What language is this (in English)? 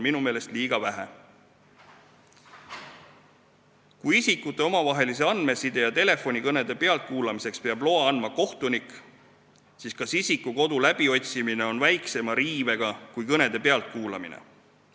Estonian